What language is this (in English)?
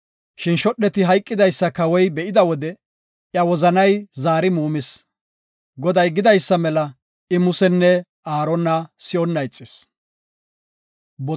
Gofa